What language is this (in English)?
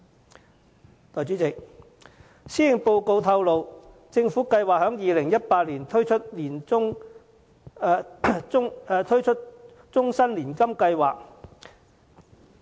Cantonese